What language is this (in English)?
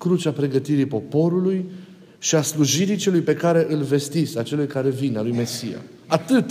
Romanian